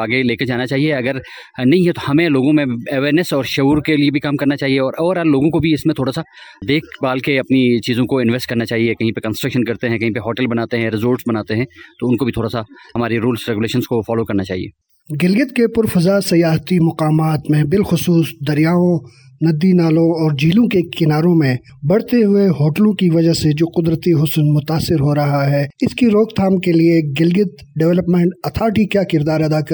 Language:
Urdu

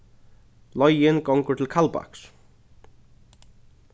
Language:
Faroese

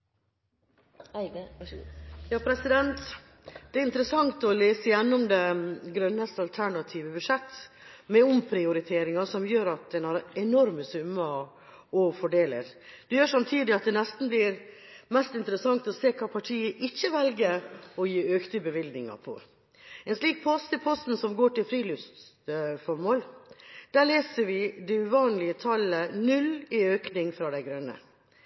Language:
Norwegian Bokmål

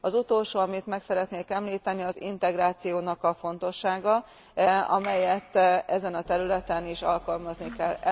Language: Hungarian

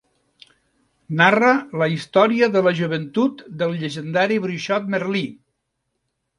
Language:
Catalan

